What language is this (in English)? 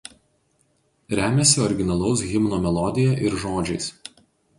Lithuanian